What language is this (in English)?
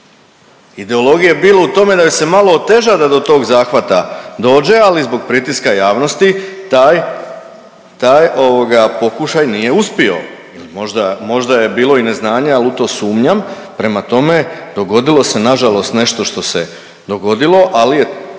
Croatian